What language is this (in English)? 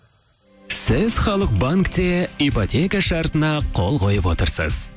Kazakh